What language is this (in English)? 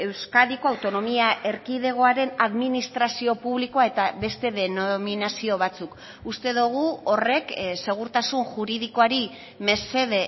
Basque